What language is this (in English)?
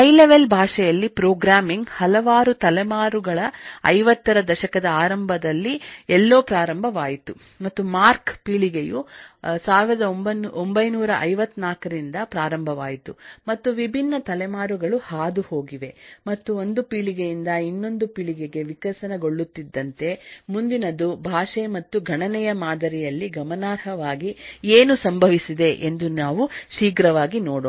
Kannada